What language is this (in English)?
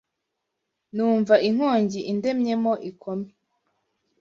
Kinyarwanda